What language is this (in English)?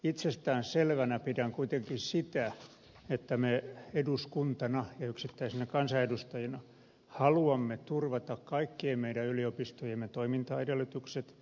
Finnish